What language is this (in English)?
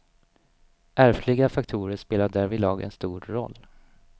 Swedish